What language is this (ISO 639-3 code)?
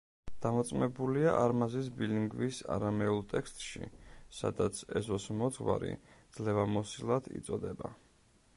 kat